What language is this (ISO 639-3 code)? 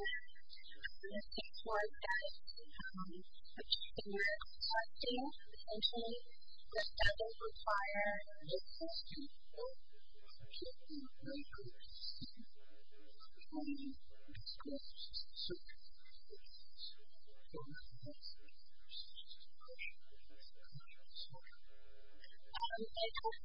eng